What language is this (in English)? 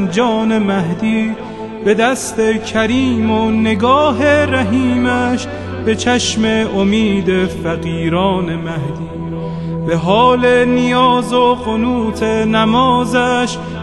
Persian